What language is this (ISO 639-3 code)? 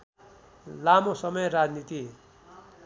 nep